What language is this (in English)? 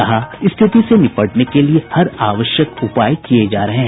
Hindi